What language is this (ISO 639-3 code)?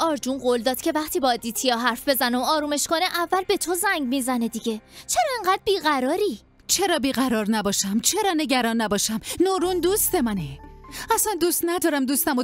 fas